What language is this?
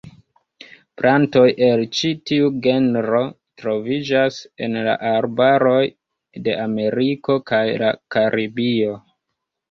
Esperanto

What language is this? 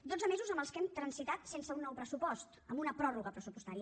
Catalan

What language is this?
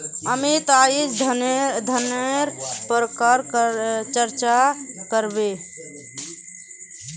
Magahi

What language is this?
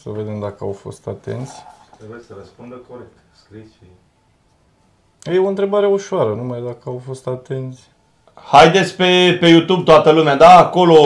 Romanian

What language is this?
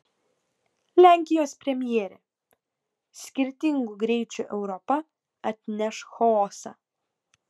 Lithuanian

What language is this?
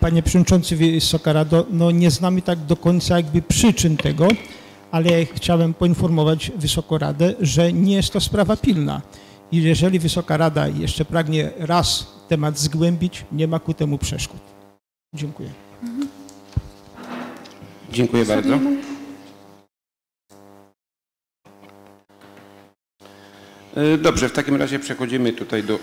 Polish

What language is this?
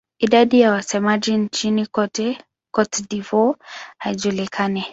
Swahili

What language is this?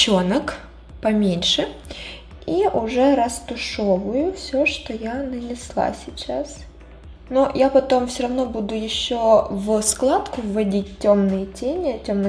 Russian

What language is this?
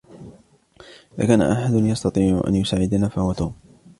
Arabic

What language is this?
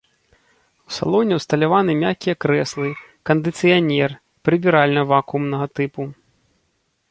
Belarusian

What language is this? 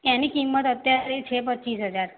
Gujarati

